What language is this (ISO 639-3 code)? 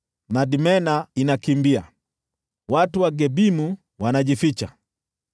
swa